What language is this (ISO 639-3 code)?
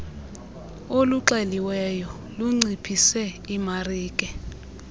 xho